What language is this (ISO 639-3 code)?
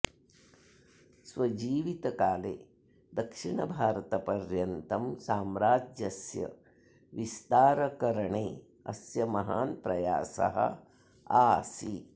san